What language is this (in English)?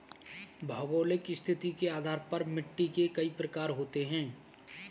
Hindi